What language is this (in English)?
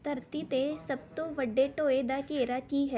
Punjabi